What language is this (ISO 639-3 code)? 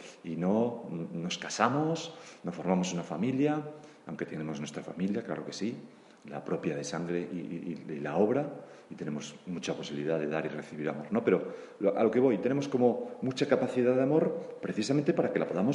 spa